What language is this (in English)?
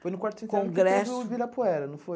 Portuguese